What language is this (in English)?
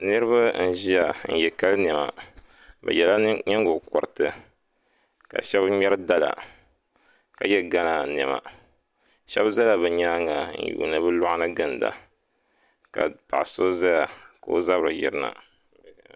Dagbani